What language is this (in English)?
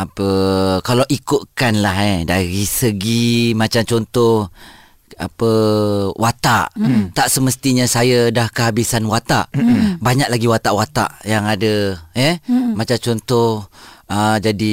Malay